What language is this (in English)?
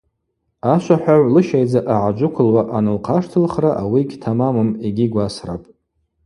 Abaza